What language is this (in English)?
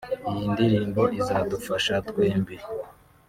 Kinyarwanda